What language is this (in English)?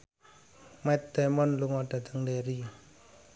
Javanese